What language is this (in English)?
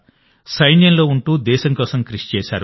Telugu